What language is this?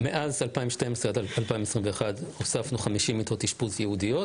Hebrew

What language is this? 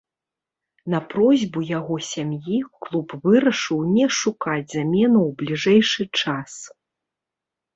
Belarusian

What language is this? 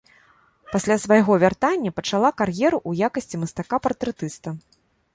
Belarusian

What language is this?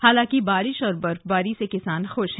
Hindi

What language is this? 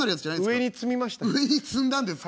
Japanese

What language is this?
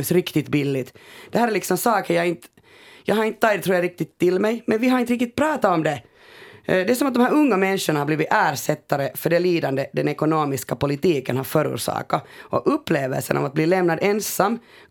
Swedish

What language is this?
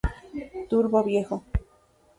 Spanish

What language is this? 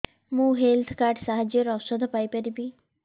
Odia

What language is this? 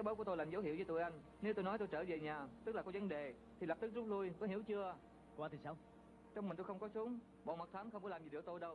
Vietnamese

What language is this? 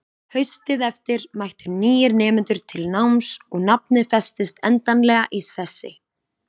Icelandic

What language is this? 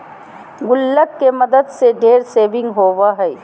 Magahi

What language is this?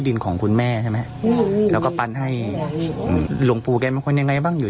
Thai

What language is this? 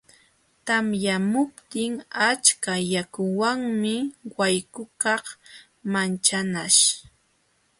Jauja Wanca Quechua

